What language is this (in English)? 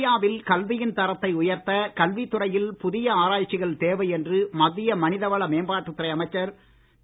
Tamil